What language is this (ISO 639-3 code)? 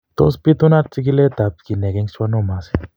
kln